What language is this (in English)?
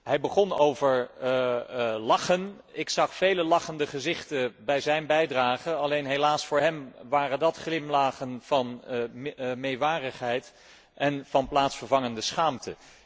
Dutch